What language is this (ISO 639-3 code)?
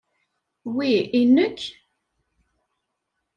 kab